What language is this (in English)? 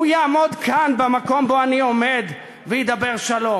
Hebrew